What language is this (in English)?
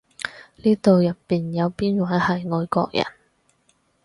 Cantonese